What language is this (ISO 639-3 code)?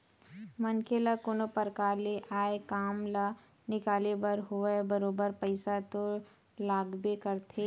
hne